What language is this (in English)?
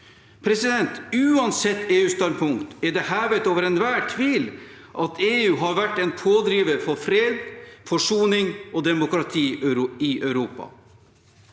Norwegian